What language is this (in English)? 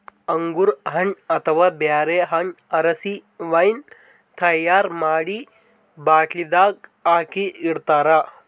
Kannada